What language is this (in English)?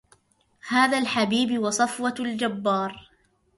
Arabic